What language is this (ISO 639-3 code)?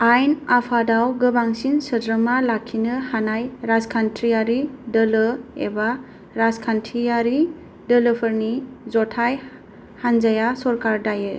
brx